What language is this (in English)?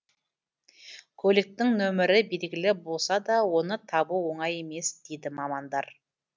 Kazakh